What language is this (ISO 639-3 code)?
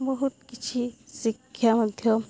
ori